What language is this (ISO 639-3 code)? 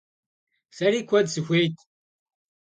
kbd